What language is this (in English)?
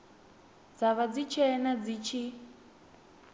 Venda